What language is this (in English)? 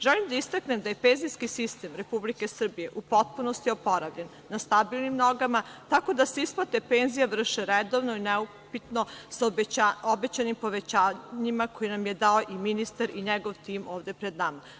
Serbian